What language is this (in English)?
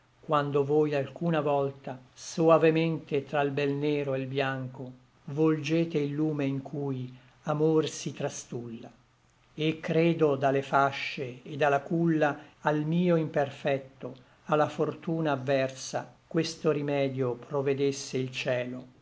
Italian